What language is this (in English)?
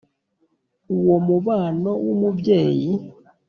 Kinyarwanda